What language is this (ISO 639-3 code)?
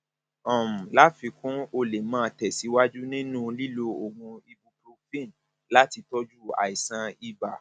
yor